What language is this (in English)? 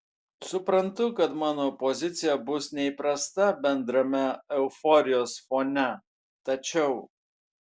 Lithuanian